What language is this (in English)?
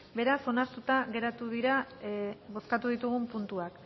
Basque